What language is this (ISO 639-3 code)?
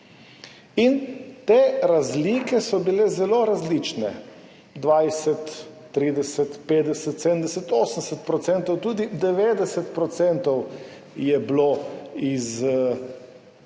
slv